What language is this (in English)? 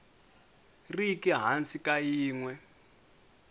Tsonga